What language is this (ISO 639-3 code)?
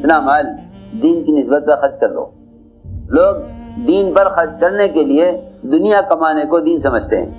urd